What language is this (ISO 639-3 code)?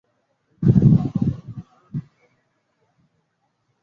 swa